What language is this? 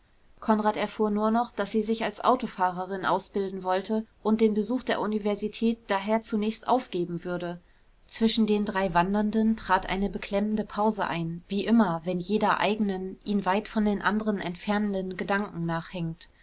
German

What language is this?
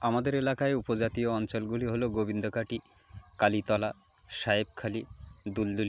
Bangla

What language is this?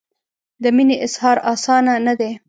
Pashto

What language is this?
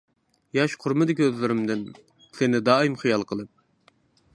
Uyghur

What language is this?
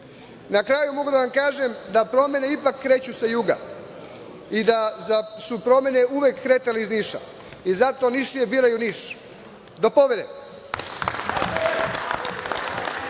Serbian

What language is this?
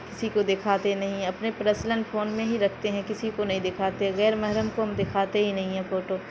Urdu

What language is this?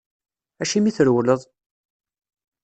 Kabyle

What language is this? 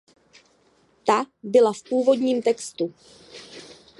Czech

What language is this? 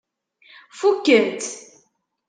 Kabyle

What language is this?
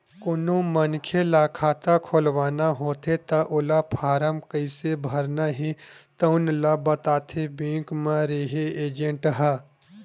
Chhattisgarhi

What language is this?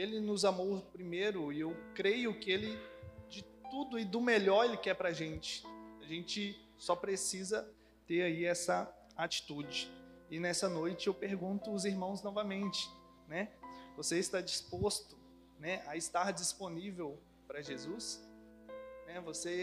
Portuguese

